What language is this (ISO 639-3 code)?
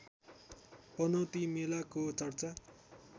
nep